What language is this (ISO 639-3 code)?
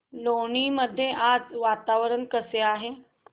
mar